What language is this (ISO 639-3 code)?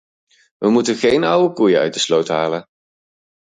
nld